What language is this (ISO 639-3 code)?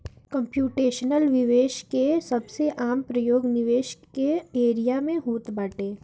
bho